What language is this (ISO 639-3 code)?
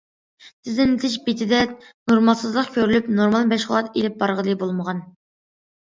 uig